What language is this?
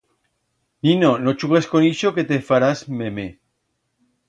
Aragonese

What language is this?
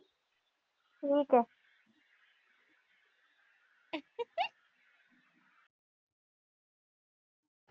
Punjabi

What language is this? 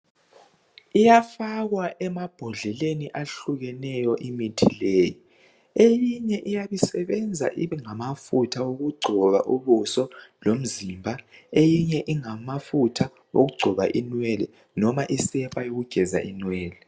North Ndebele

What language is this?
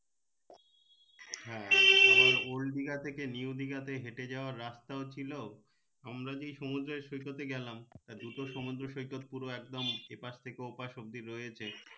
Bangla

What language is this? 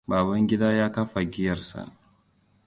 Hausa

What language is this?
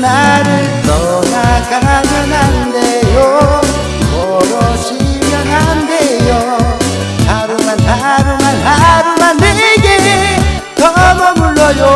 Korean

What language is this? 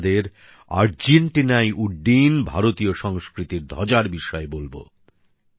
Bangla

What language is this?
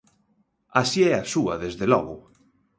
Galician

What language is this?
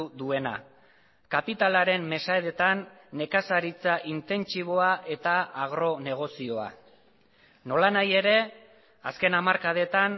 Basque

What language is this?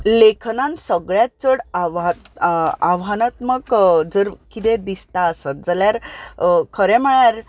Konkani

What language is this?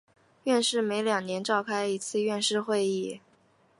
Chinese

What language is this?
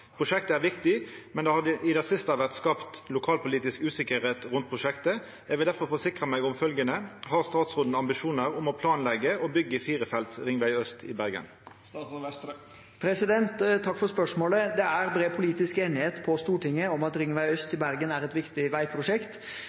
Norwegian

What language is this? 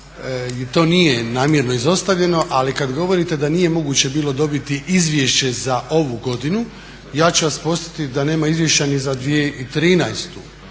Croatian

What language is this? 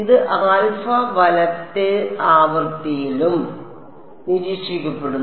Malayalam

